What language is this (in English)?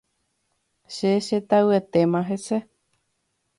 Guarani